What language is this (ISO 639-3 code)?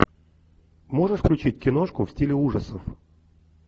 rus